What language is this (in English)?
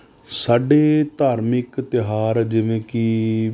Punjabi